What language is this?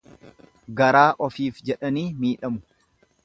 Oromo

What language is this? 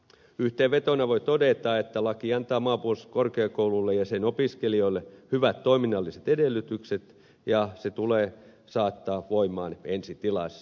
Finnish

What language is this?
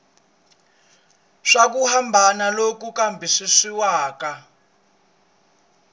Tsonga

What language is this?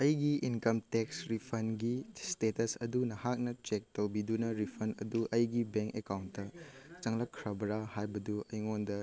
Manipuri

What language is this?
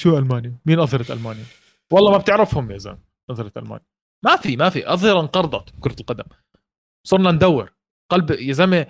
Arabic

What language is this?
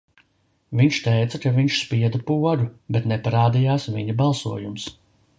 Latvian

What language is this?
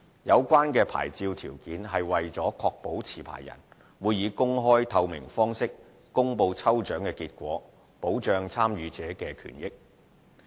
Cantonese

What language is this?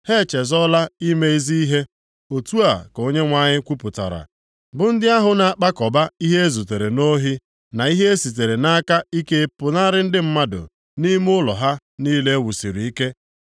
Igbo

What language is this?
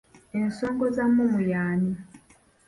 Ganda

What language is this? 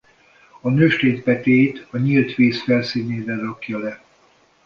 Hungarian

